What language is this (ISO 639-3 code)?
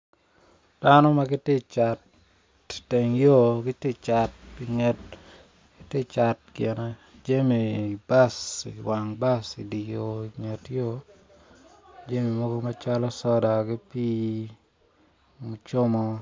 ach